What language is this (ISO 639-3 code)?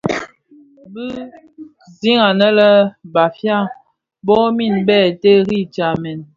ksf